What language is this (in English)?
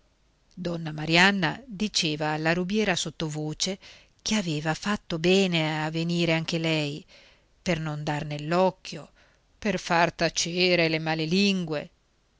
Italian